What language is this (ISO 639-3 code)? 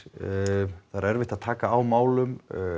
isl